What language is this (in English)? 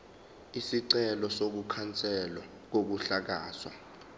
Zulu